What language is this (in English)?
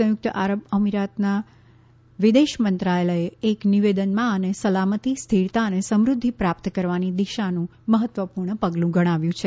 Gujarati